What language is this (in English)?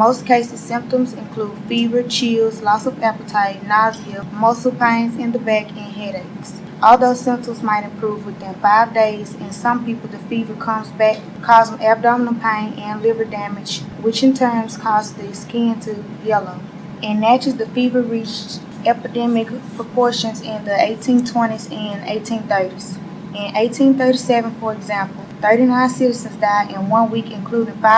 English